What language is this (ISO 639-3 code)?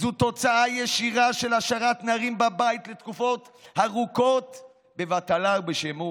heb